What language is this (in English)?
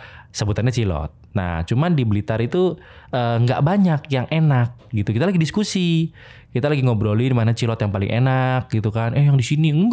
Indonesian